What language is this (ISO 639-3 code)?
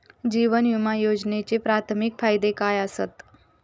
mar